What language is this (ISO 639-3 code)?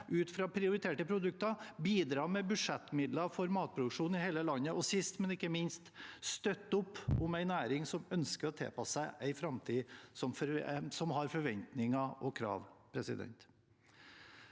nor